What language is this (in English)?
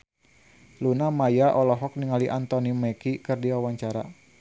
Sundanese